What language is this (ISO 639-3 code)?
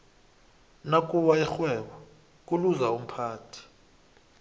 nbl